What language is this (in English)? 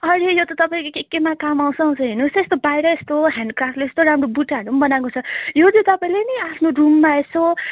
Nepali